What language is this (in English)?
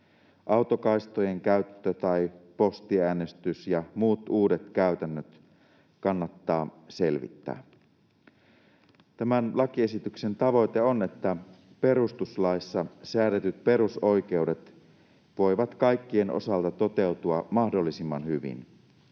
Finnish